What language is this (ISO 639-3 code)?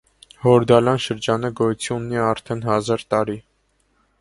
hye